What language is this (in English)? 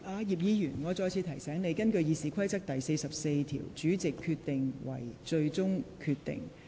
Cantonese